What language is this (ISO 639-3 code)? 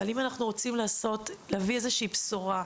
heb